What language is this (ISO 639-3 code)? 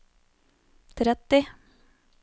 nor